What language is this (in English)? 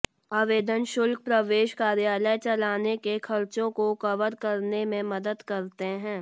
Hindi